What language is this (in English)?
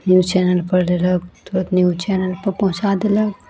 Maithili